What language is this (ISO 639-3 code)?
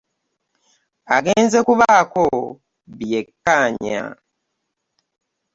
lug